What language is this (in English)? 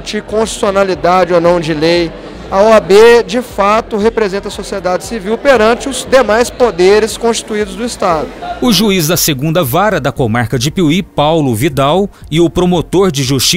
Portuguese